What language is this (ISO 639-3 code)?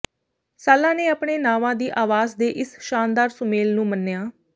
pan